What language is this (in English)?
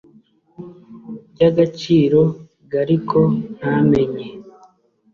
Kinyarwanda